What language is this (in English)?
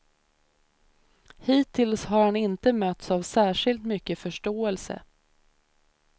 Swedish